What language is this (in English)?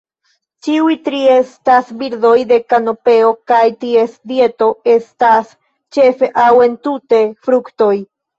Esperanto